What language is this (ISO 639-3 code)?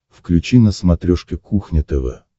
rus